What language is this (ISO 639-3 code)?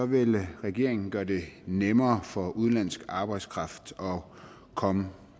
dan